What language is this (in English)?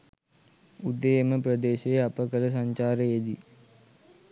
Sinhala